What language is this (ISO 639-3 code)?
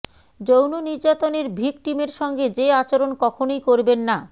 ben